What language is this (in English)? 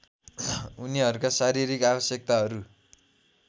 Nepali